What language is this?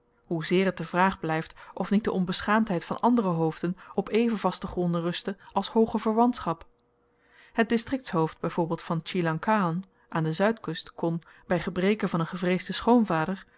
Dutch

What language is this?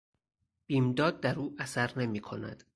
Persian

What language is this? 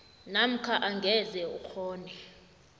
South Ndebele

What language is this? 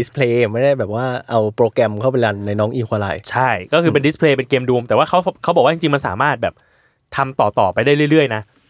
Thai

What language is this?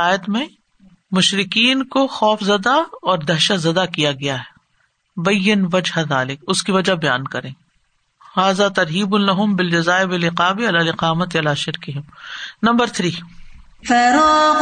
Urdu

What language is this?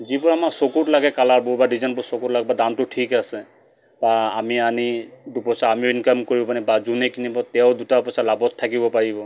Assamese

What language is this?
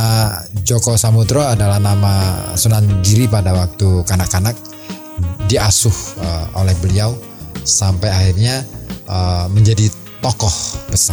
Indonesian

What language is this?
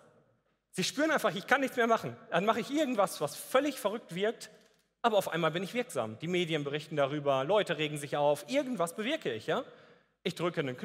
German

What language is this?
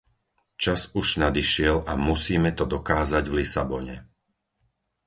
Slovak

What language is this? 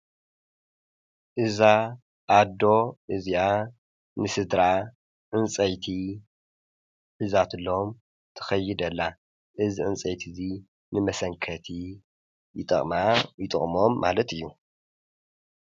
Tigrinya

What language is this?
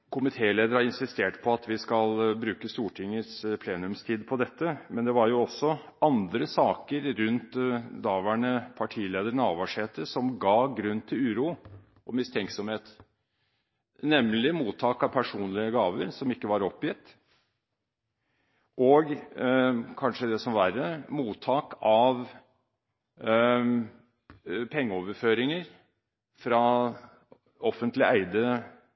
Norwegian Bokmål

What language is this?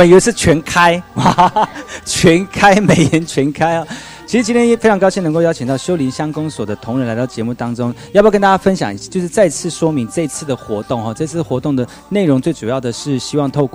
Chinese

